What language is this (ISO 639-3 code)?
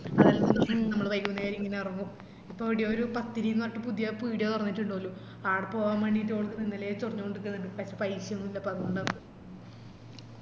mal